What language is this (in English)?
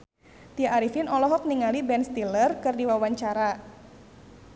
Sundanese